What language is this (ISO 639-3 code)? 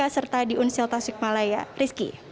ind